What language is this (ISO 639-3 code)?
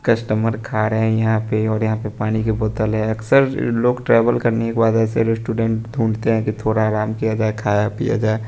hin